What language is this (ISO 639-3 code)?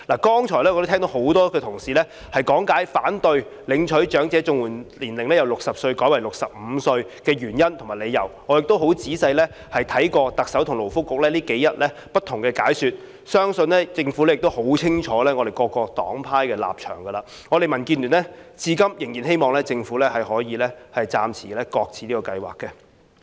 yue